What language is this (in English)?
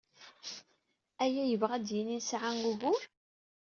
Kabyle